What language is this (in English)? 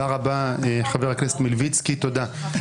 Hebrew